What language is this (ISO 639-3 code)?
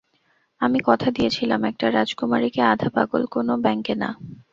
ben